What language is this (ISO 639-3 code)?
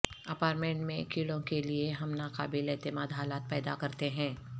urd